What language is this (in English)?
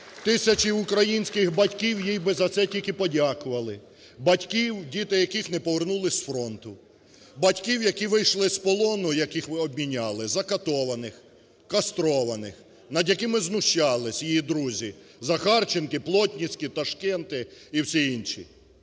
Ukrainian